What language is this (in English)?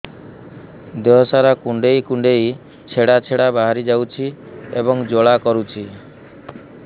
Odia